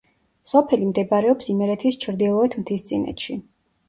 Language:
Georgian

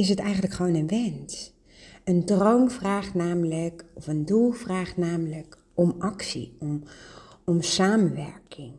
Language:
Dutch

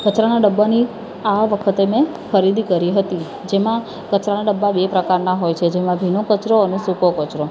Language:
Gujarati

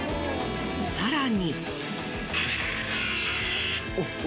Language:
Japanese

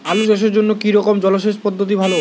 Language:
Bangla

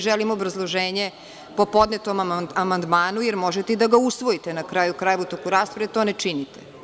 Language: Serbian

